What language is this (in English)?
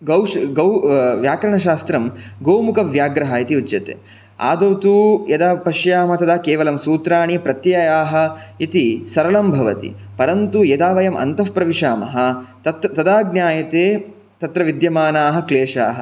Sanskrit